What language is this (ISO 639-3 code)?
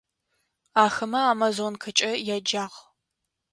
ady